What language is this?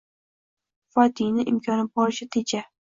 Uzbek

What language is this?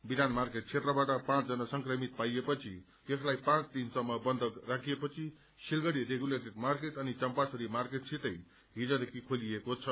Nepali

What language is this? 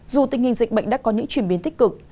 Vietnamese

